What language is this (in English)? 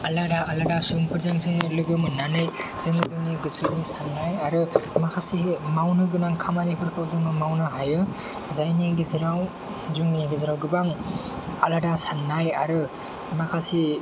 Bodo